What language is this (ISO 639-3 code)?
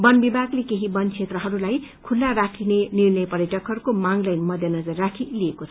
nep